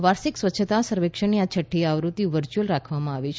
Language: Gujarati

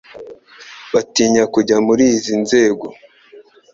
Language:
Kinyarwanda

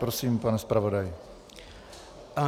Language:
Czech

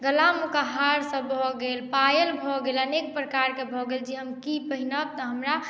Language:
Maithili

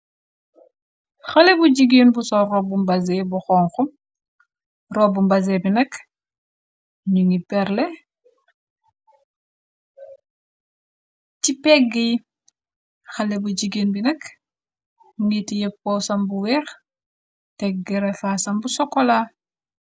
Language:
Wolof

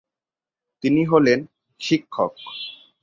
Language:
Bangla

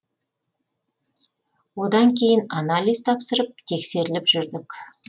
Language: Kazakh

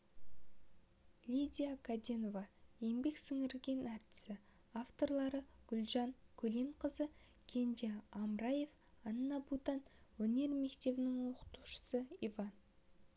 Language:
Kazakh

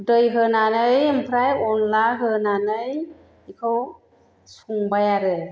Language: Bodo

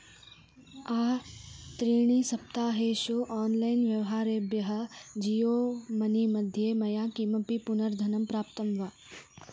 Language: Sanskrit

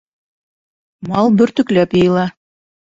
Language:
Bashkir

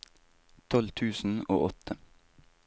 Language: Norwegian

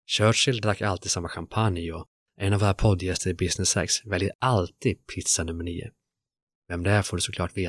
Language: Swedish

